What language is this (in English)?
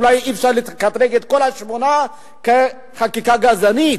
Hebrew